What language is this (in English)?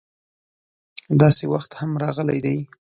Pashto